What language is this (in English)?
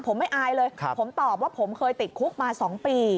Thai